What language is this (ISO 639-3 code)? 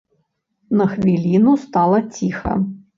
bel